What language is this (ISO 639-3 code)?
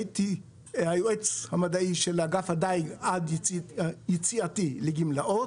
heb